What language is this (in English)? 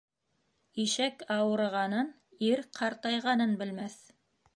Bashkir